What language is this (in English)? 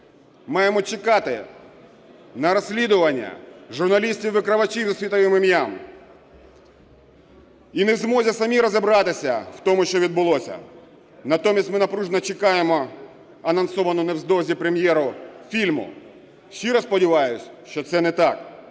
Ukrainian